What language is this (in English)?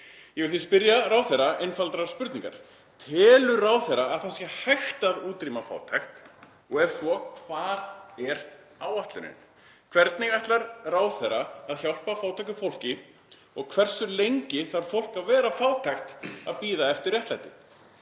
Icelandic